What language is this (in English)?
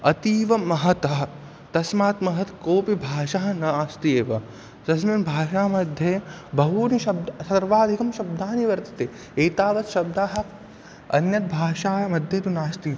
Sanskrit